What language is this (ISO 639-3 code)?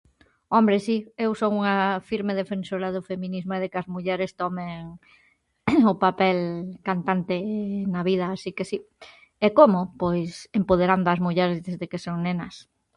glg